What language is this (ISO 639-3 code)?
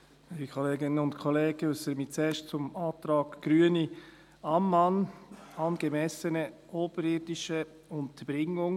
gsw